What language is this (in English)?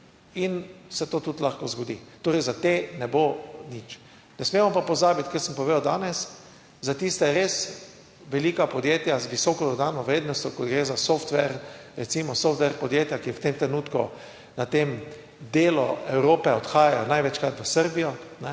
Slovenian